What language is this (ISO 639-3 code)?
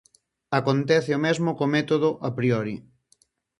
glg